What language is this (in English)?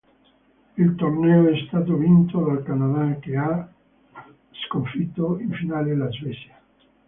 Italian